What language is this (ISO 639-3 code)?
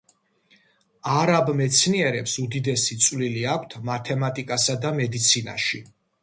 kat